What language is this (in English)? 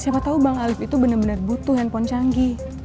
Indonesian